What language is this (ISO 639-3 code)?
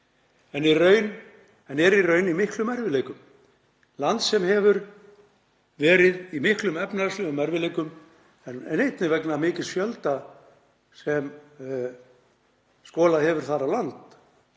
isl